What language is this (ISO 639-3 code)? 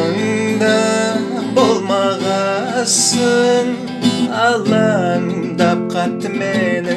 kaz